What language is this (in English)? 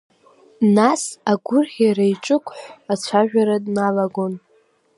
Abkhazian